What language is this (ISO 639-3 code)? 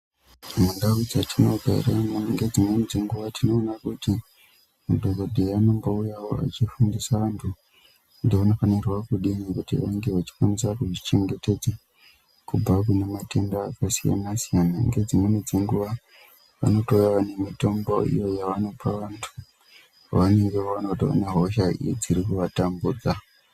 ndc